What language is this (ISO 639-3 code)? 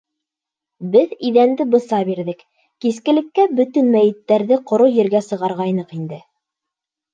bak